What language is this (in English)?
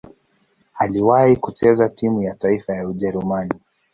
Swahili